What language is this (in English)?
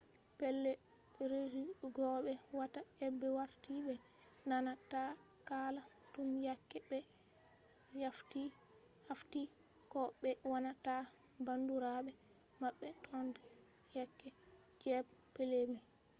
Fula